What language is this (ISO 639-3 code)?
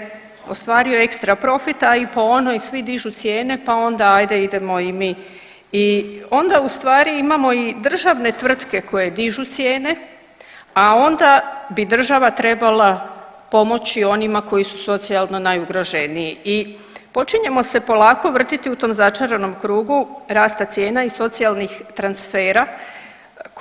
hrv